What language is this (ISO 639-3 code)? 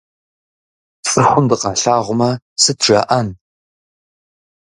kbd